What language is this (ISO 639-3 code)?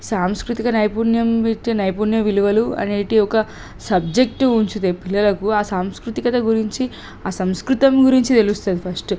tel